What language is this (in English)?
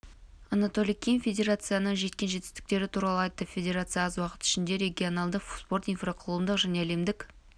Kazakh